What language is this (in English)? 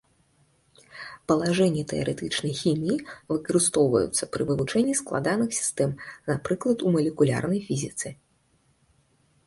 Belarusian